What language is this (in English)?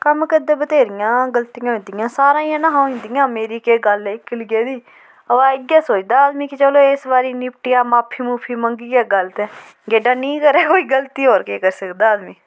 Dogri